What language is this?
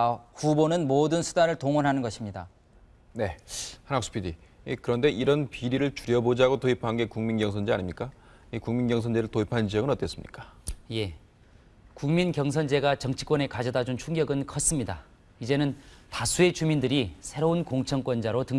Korean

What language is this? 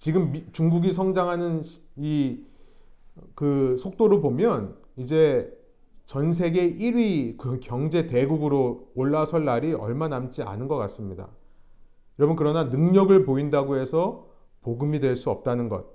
Korean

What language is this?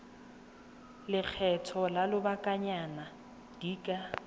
Tswana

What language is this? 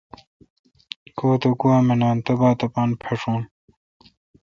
Kalkoti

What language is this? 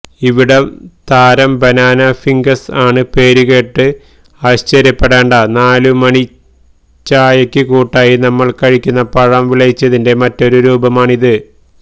Malayalam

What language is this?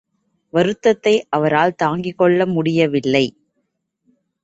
Tamil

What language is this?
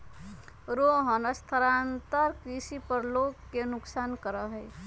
Magahi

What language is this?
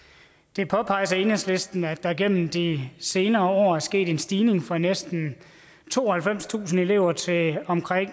Danish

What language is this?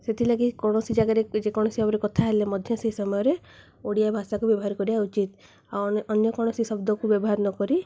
Odia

